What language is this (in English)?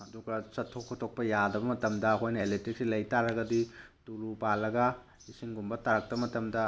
Manipuri